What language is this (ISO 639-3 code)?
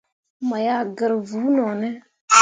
mua